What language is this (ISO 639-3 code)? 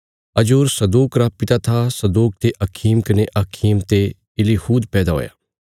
kfs